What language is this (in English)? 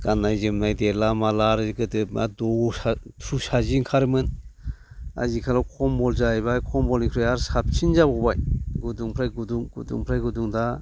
Bodo